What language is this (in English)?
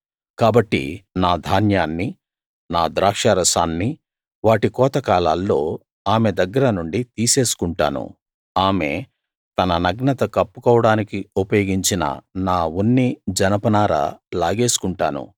Telugu